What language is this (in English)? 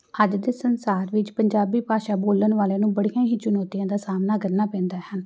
Punjabi